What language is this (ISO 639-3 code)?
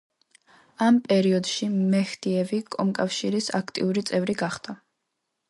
kat